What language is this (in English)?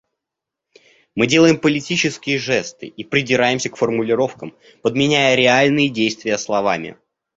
Russian